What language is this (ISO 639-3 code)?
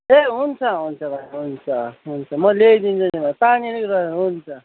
nep